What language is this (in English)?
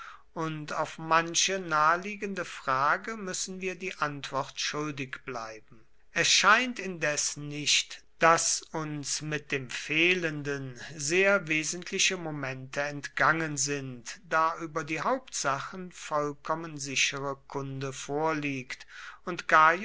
German